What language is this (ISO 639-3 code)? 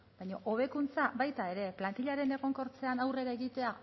eus